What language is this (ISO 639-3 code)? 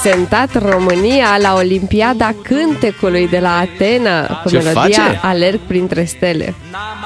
ron